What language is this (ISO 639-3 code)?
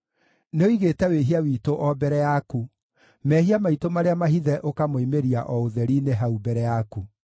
kik